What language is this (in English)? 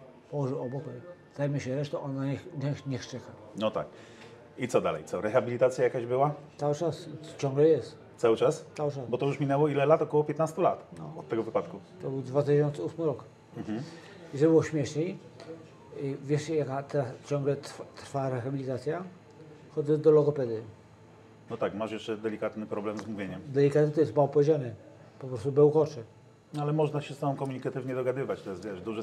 Polish